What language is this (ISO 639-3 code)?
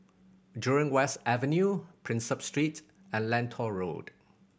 eng